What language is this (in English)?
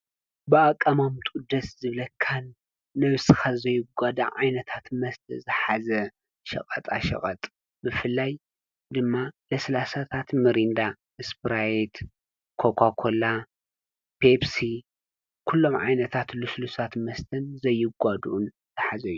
Tigrinya